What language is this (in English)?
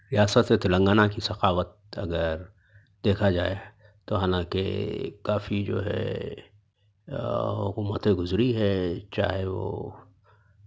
Urdu